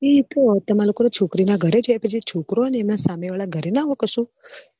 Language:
Gujarati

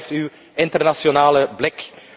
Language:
Dutch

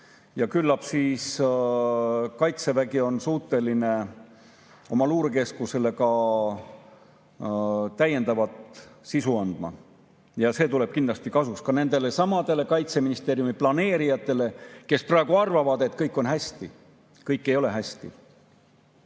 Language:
Estonian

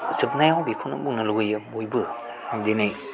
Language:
Bodo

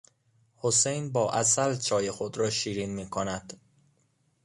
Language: Persian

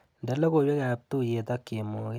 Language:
Kalenjin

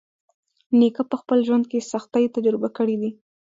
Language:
Pashto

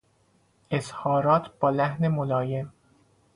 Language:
Persian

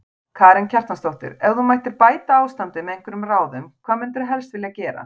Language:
Icelandic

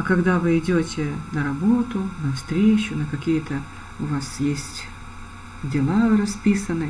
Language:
Russian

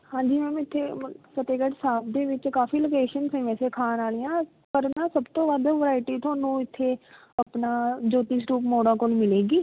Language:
Punjabi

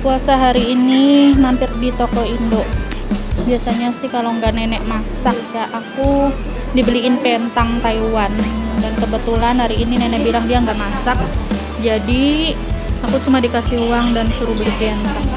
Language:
Indonesian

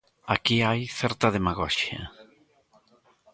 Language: Galician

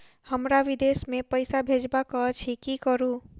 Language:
Maithili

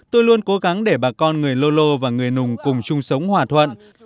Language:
Vietnamese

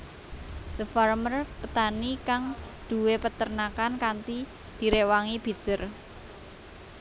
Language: Javanese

